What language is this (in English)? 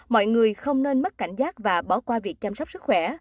Vietnamese